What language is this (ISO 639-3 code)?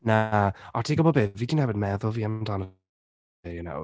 cym